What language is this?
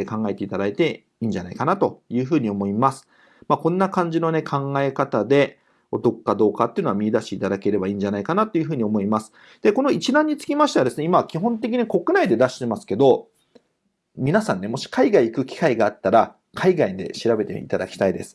Japanese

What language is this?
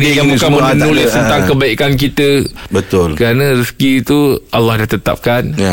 Malay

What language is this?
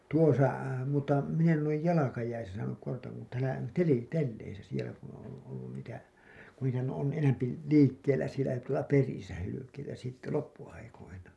Finnish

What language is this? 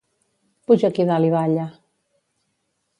Catalan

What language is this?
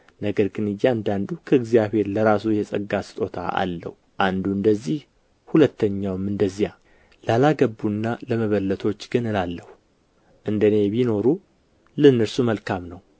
Amharic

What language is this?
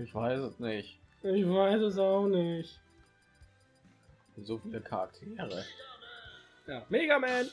German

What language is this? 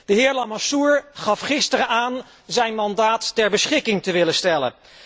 Dutch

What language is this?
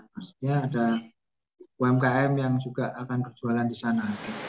Indonesian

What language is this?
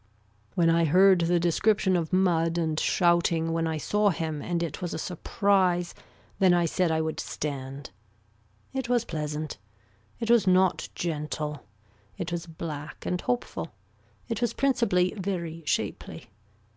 English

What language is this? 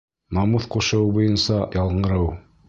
Bashkir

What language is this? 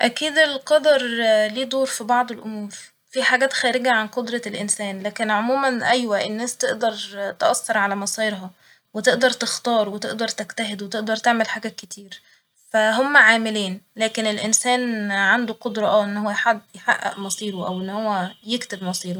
Egyptian Arabic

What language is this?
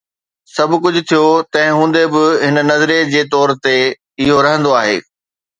Sindhi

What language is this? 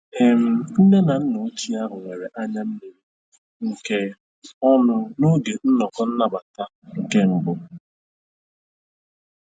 Igbo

